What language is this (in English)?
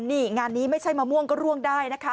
Thai